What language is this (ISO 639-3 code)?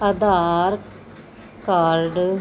pan